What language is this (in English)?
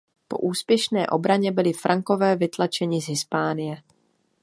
Czech